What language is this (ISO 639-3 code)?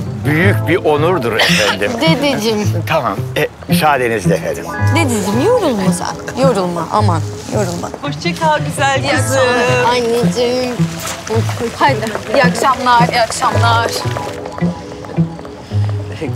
tur